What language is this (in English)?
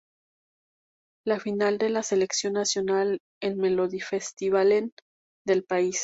Spanish